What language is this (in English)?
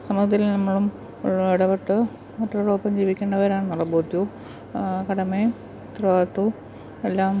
Malayalam